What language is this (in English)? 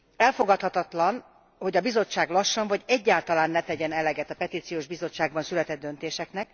Hungarian